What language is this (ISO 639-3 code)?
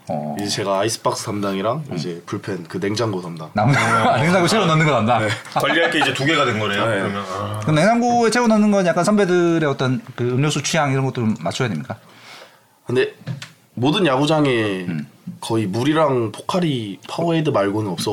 kor